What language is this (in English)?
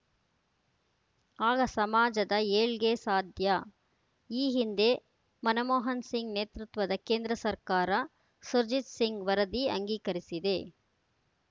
Kannada